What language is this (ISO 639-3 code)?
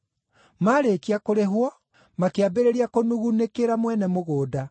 kik